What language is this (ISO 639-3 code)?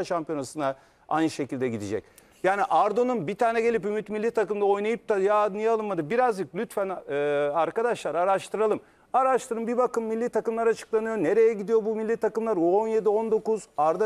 tur